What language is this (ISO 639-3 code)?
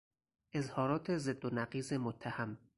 fas